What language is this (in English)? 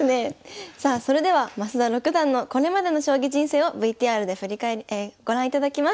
Japanese